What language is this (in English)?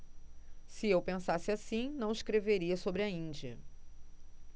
Portuguese